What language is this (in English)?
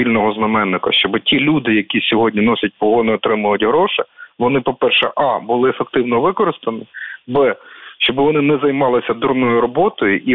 Ukrainian